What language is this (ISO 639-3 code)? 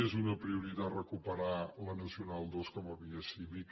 cat